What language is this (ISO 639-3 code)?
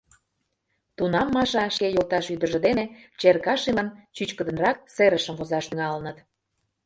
chm